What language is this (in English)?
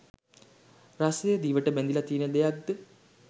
Sinhala